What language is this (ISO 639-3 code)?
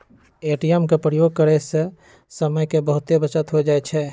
mag